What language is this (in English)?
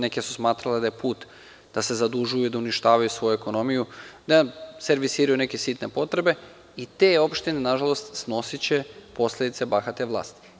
Serbian